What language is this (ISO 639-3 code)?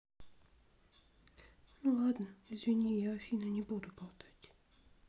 rus